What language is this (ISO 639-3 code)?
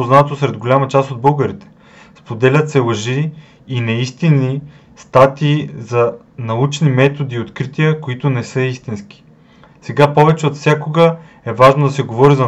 bul